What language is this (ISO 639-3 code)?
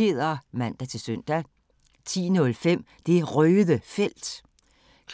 dan